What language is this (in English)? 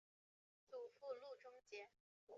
Chinese